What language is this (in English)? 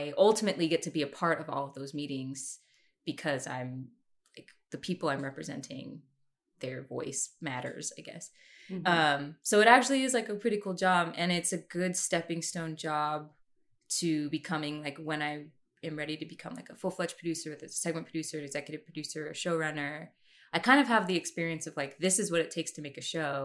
English